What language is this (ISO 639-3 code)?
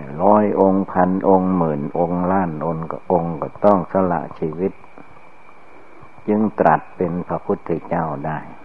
tha